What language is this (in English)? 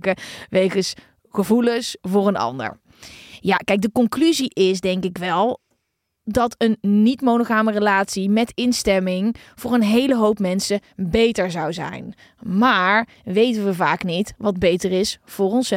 Dutch